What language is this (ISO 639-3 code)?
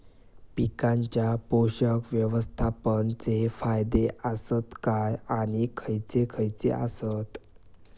mar